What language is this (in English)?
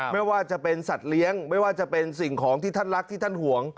Thai